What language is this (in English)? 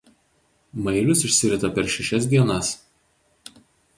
Lithuanian